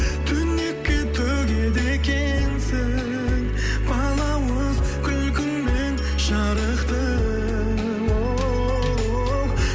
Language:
Kazakh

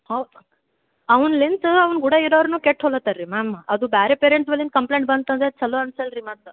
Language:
Kannada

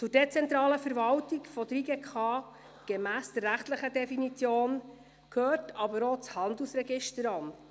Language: Swiss German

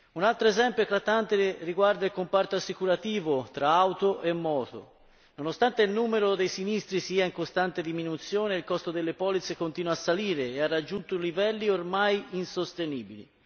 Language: Italian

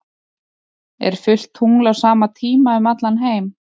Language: Icelandic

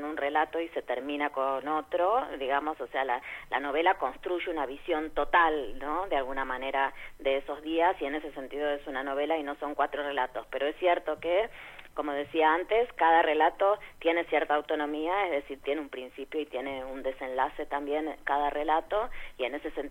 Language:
Spanish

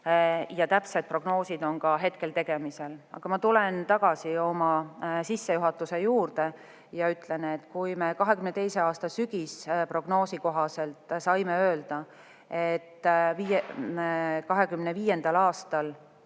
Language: Estonian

